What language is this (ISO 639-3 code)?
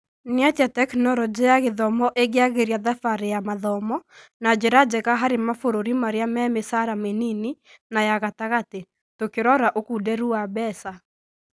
kik